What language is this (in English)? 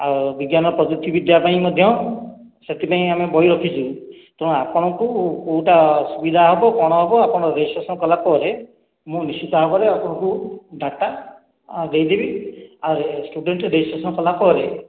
Odia